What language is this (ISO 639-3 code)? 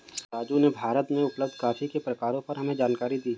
hin